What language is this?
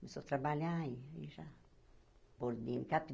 Portuguese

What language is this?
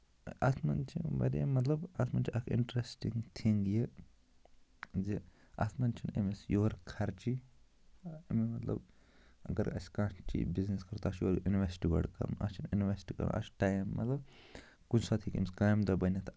Kashmiri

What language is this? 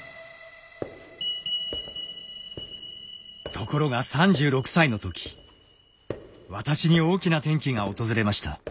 Japanese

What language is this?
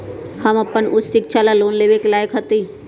Magahi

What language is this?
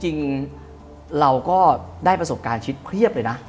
Thai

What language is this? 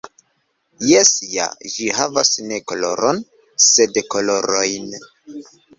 Esperanto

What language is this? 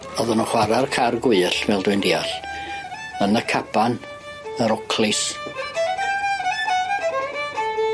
Welsh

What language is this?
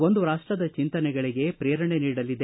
Kannada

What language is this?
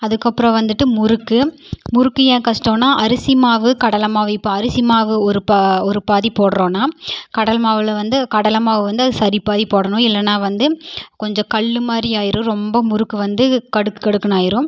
Tamil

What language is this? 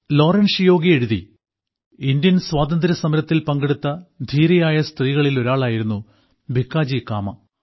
Malayalam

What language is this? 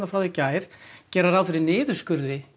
Icelandic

